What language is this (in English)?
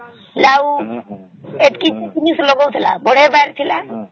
Odia